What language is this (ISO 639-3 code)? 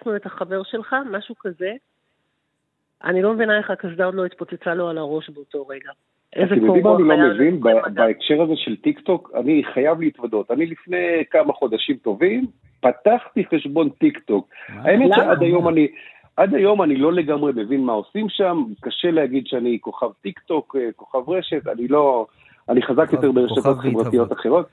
heb